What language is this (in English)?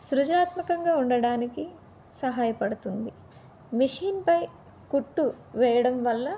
Telugu